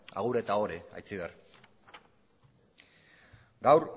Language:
Basque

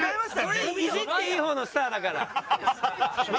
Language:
Japanese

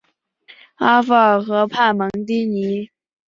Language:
Chinese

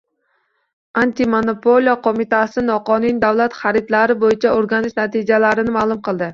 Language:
Uzbek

